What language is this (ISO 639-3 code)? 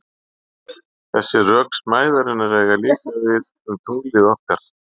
isl